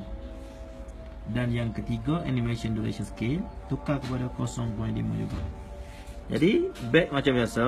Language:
Malay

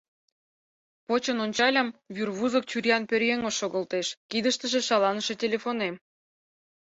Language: Mari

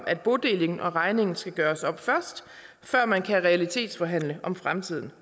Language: Danish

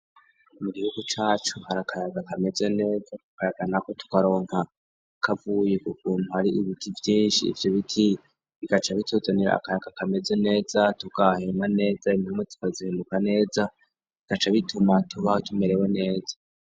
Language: Rundi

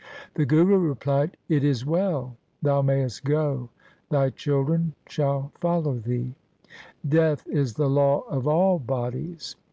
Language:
English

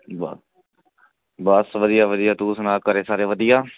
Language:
Punjabi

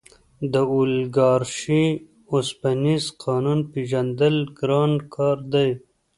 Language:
Pashto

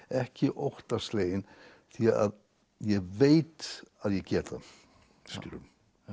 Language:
Icelandic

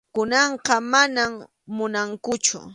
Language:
Arequipa-La Unión Quechua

